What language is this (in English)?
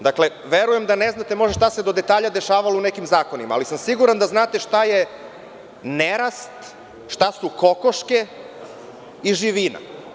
Serbian